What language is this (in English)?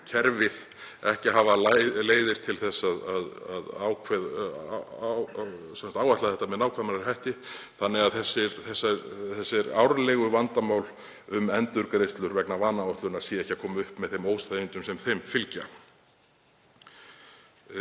Icelandic